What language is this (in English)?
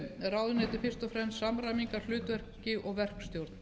Icelandic